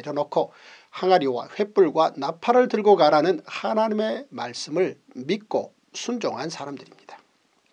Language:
Korean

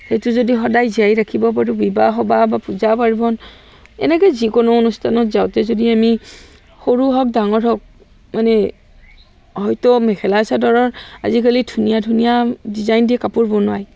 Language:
Assamese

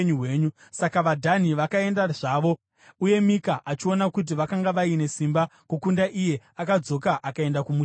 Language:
Shona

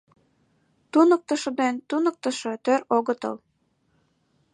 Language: Mari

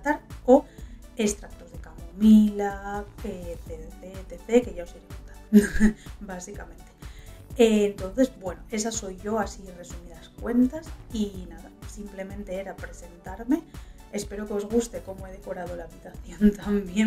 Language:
Spanish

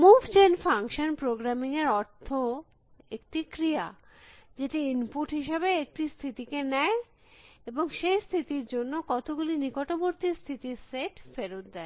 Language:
Bangla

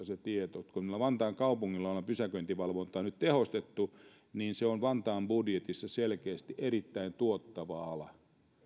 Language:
Finnish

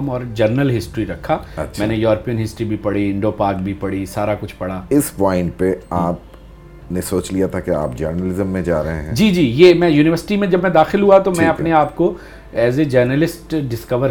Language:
Urdu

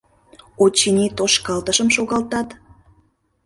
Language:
Mari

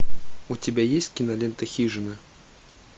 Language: Russian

